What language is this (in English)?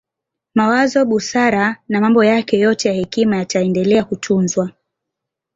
Swahili